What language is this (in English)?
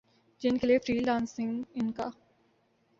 Urdu